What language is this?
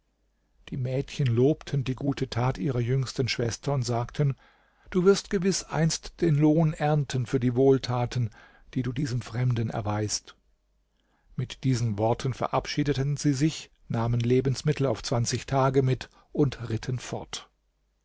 German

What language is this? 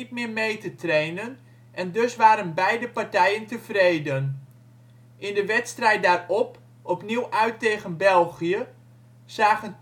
Dutch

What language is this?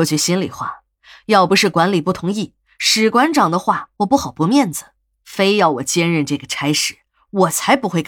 Chinese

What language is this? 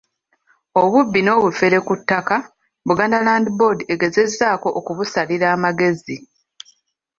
Ganda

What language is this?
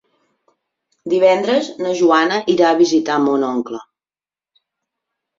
Catalan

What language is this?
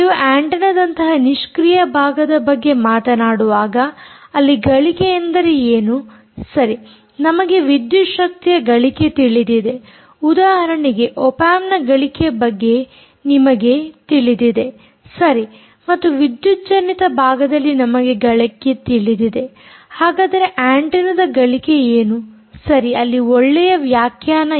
Kannada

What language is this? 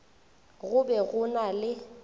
Northern Sotho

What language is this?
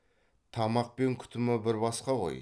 Kazakh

